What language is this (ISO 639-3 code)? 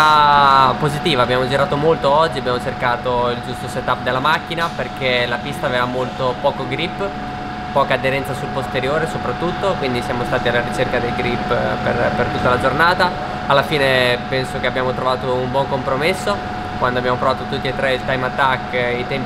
ita